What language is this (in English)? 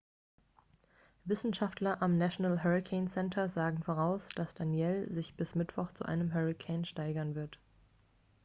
German